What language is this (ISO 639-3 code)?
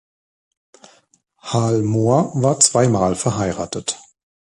deu